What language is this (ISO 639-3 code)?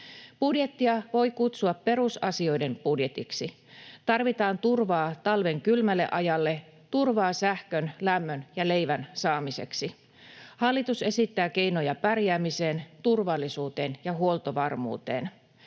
fin